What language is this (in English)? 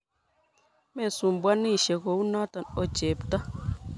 Kalenjin